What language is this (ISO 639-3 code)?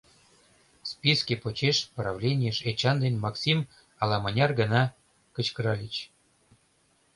chm